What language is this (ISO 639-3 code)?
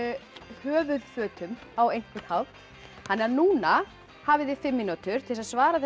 isl